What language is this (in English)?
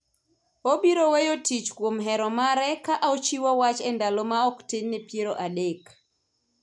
Luo (Kenya and Tanzania)